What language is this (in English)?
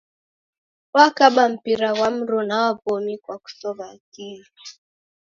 Taita